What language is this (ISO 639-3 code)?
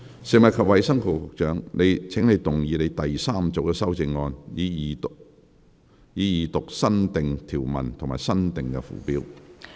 yue